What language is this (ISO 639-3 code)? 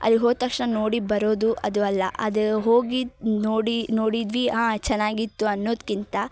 kan